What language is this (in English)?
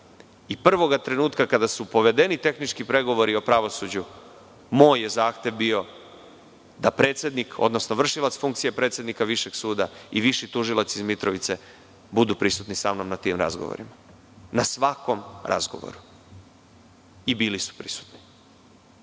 Serbian